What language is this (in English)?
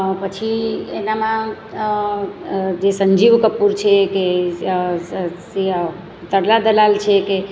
Gujarati